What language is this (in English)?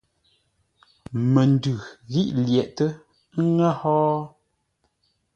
Ngombale